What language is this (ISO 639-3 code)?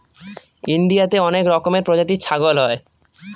ben